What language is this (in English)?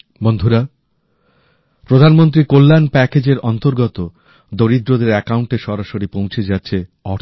Bangla